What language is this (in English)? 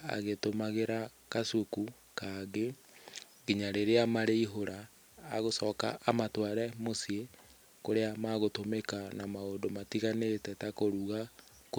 Kikuyu